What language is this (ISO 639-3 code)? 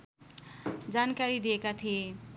nep